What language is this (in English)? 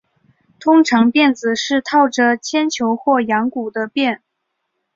Chinese